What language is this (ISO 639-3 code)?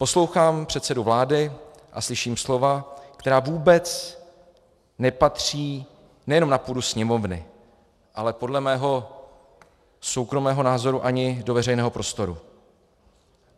ces